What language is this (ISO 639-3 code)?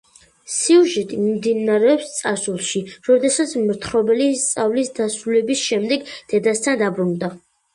kat